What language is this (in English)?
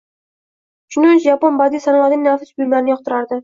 Uzbek